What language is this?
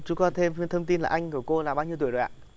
Vietnamese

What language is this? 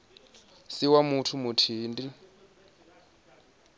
Venda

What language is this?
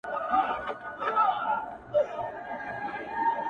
Pashto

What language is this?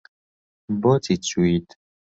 Central Kurdish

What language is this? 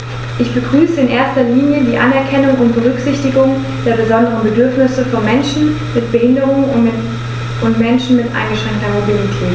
German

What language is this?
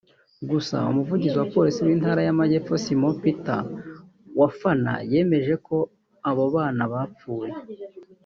Kinyarwanda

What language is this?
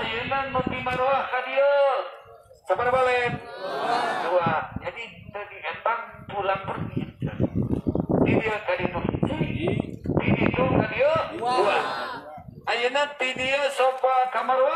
Indonesian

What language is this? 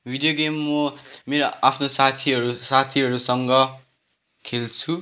Nepali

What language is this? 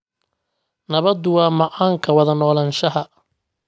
Somali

